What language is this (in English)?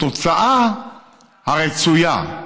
Hebrew